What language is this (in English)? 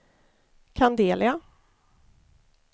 Swedish